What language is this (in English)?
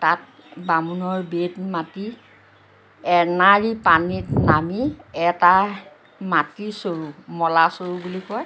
Assamese